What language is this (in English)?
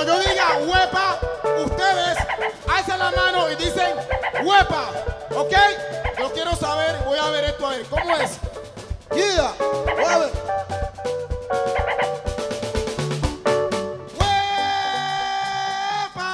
Spanish